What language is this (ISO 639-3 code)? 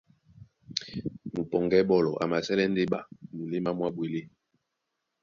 dua